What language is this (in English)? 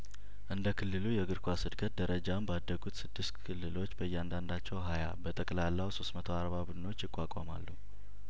Amharic